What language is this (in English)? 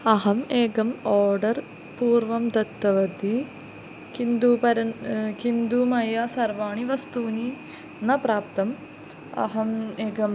Sanskrit